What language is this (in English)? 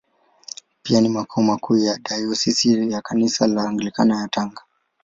Swahili